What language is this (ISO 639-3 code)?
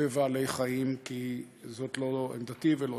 heb